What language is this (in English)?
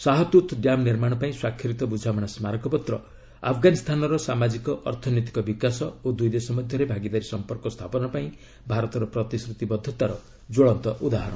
Odia